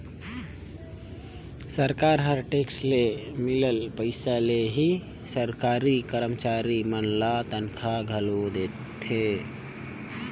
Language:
Chhattisgarhi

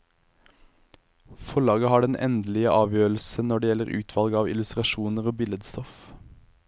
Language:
Norwegian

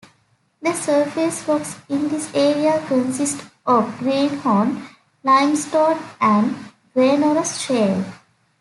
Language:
English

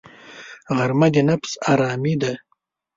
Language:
Pashto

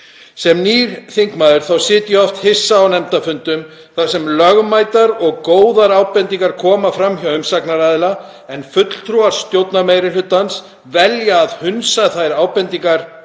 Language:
Icelandic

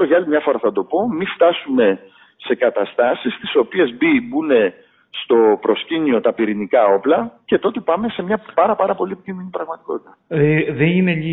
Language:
Greek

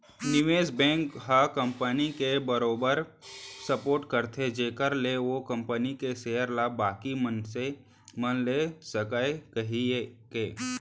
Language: Chhattisgarhi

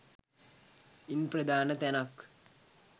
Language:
Sinhala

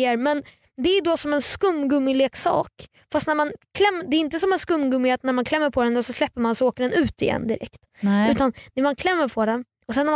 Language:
Swedish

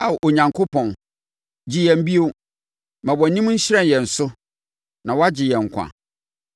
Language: Akan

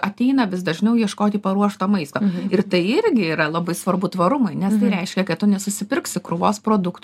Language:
Lithuanian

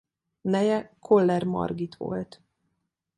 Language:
Hungarian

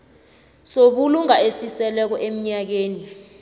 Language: South Ndebele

